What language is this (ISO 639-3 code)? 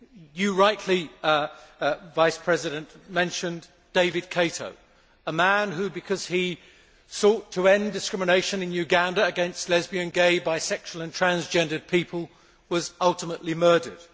eng